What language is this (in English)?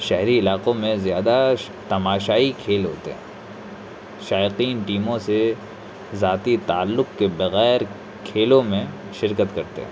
Urdu